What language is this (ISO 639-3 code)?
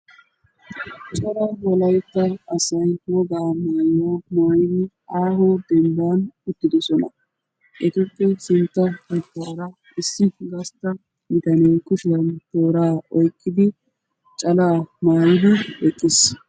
wal